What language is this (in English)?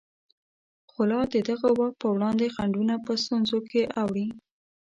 Pashto